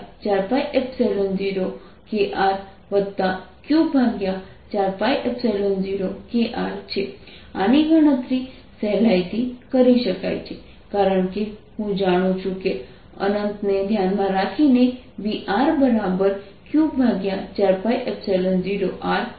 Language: Gujarati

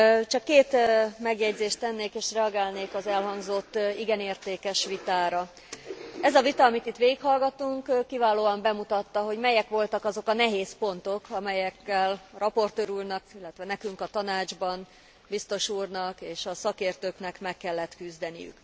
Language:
Hungarian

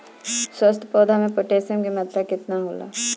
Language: Bhojpuri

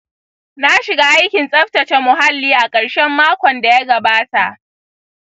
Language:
Hausa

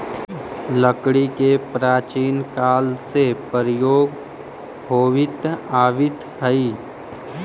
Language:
Magahi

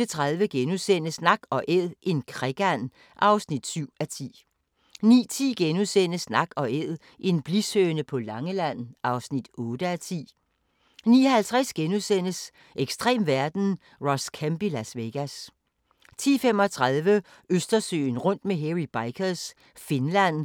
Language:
Danish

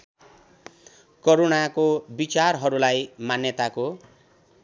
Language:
Nepali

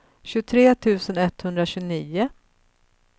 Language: Swedish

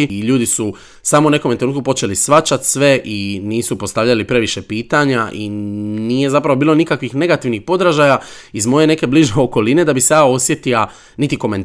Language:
Croatian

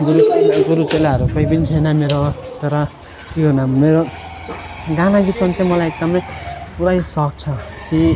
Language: Nepali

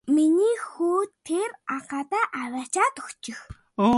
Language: Mongolian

